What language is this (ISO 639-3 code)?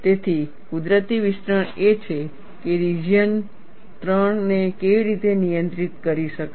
guj